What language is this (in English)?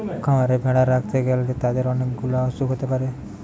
Bangla